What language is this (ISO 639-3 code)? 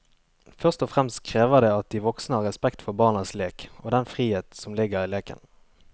nor